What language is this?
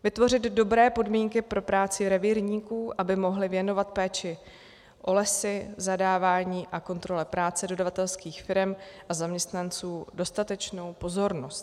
Czech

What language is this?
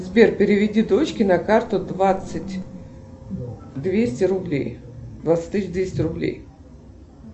Russian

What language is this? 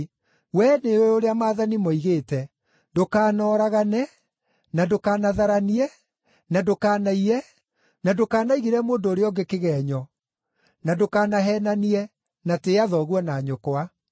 Kikuyu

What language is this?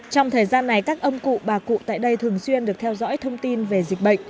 Vietnamese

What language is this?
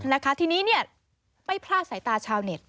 Thai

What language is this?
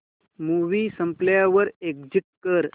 Marathi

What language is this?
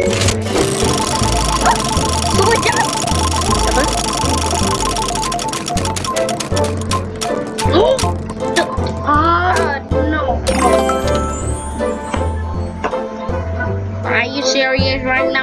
Malay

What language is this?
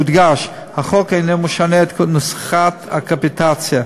Hebrew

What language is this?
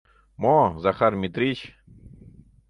Mari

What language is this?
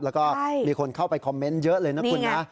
Thai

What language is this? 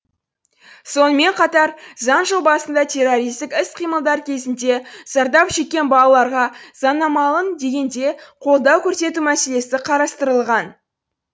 Kazakh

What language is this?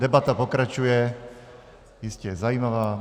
Czech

